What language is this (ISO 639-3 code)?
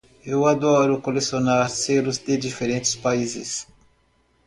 por